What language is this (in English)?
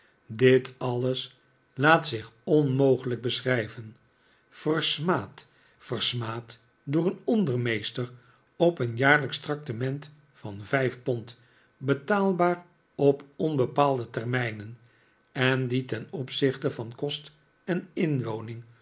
Dutch